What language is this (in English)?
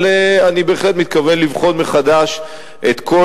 Hebrew